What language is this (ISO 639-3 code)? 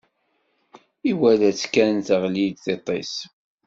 kab